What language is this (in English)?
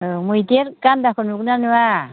Bodo